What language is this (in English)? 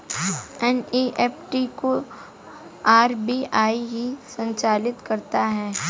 Hindi